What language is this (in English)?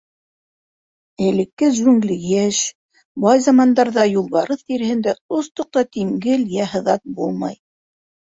Bashkir